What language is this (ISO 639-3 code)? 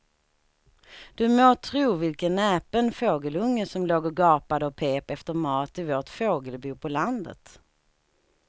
swe